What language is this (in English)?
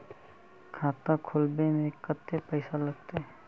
Magahi